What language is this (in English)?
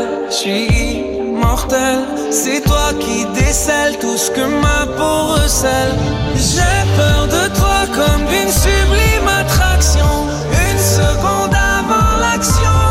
French